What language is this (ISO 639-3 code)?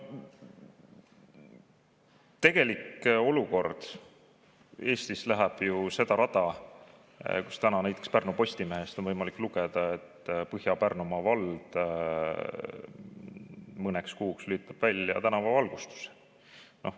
est